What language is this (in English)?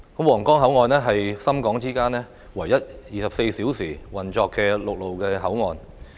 Cantonese